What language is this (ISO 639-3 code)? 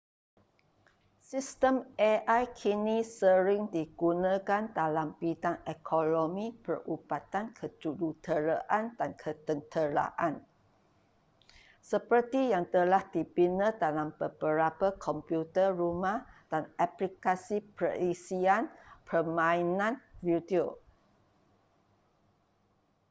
msa